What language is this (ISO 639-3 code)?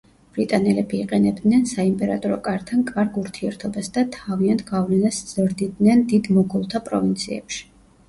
kat